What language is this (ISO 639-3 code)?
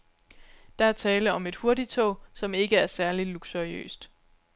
dan